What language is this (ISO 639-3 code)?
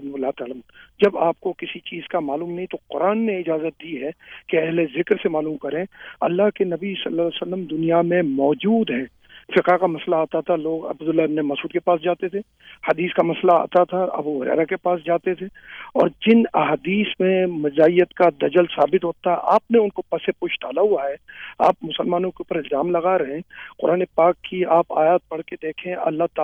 urd